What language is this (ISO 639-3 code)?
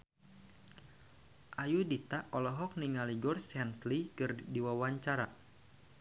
sun